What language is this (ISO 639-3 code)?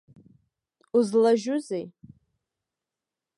abk